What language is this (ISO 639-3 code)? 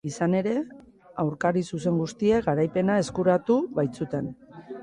eus